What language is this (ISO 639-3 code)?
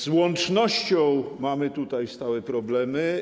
pol